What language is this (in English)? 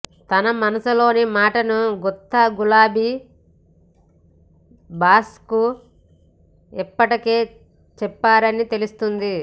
Telugu